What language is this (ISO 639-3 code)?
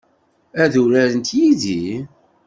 kab